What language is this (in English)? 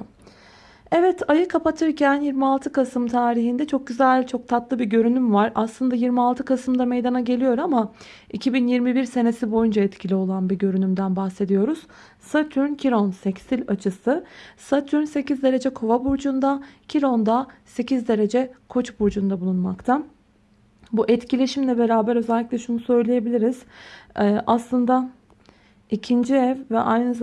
Turkish